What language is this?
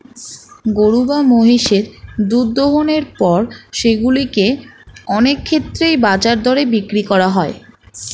Bangla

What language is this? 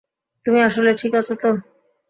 Bangla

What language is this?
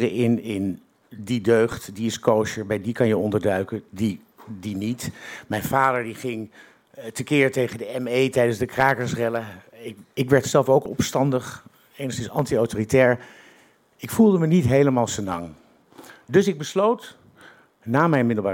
Dutch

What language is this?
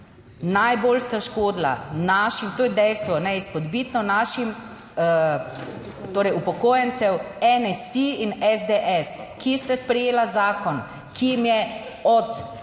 Slovenian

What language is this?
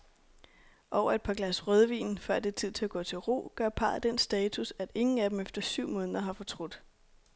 Danish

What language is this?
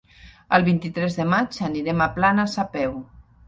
Catalan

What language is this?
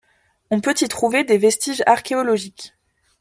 French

